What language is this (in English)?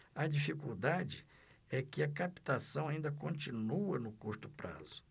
Portuguese